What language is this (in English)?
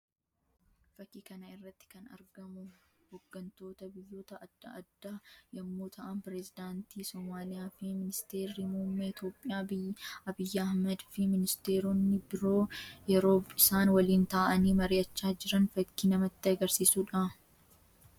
Oromo